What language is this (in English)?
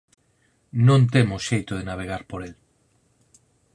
Galician